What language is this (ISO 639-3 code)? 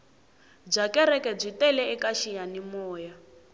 tso